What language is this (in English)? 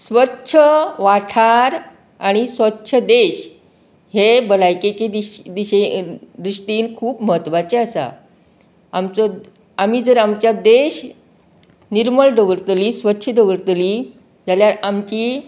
Konkani